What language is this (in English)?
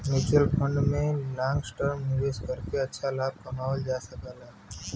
Bhojpuri